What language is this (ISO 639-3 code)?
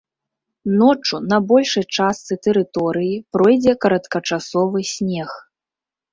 bel